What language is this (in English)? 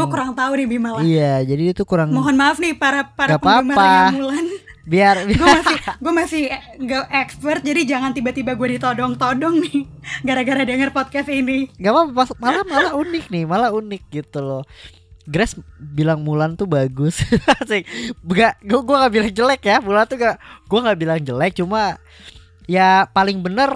Indonesian